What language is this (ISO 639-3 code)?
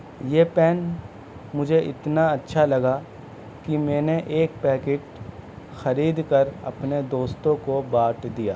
urd